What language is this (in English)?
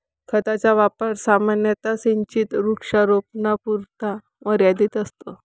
Marathi